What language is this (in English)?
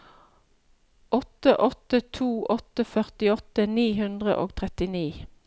Norwegian